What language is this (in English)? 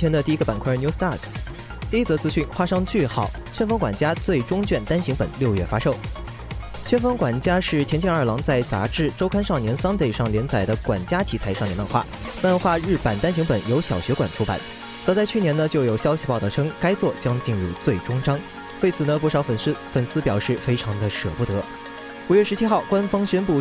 Chinese